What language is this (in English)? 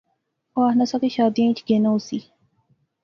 Pahari-Potwari